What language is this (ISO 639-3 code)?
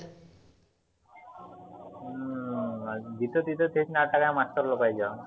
mar